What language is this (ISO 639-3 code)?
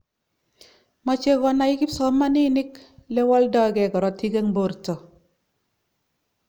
kln